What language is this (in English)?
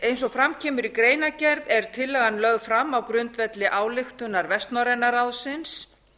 Icelandic